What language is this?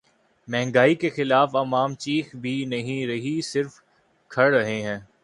Urdu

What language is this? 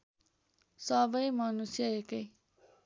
Nepali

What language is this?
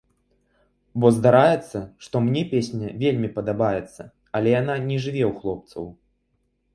Belarusian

